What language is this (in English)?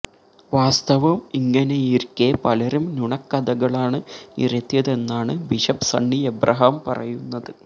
Malayalam